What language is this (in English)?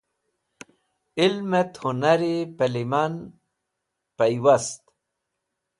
Wakhi